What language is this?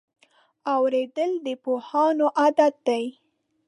Pashto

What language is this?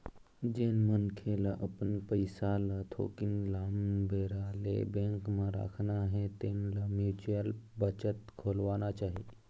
Chhattisgarhi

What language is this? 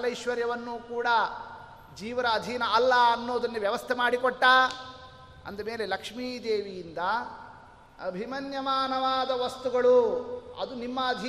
Kannada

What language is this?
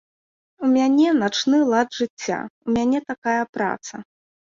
Belarusian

